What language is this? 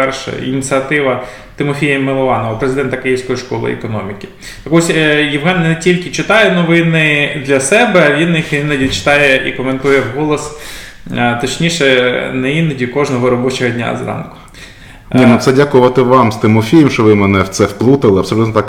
Ukrainian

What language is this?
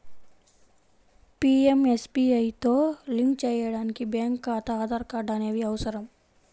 Telugu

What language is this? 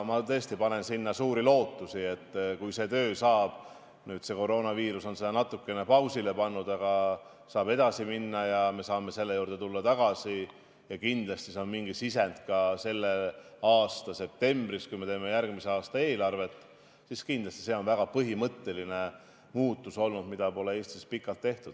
Estonian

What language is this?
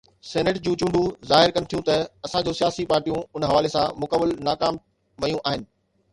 Sindhi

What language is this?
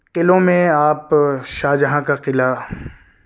Urdu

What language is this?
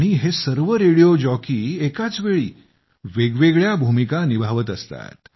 Marathi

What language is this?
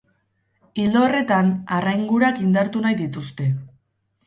Basque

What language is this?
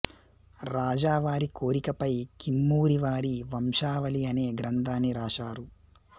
Telugu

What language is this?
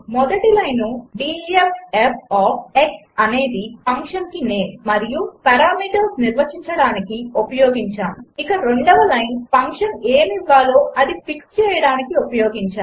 Telugu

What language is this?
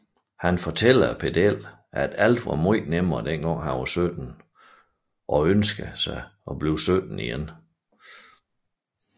Danish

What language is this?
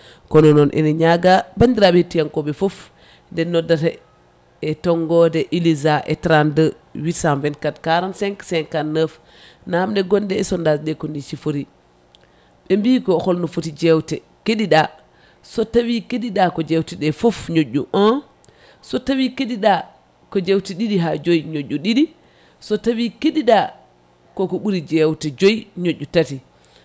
Fula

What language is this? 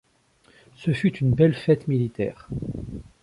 French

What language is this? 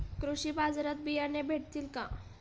Marathi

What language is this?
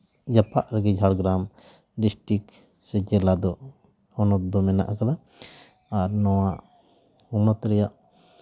Santali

